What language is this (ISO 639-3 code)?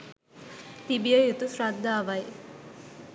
sin